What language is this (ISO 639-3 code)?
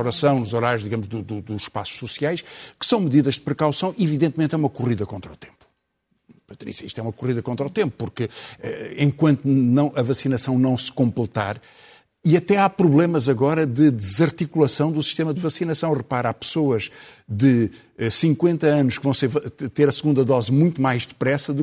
por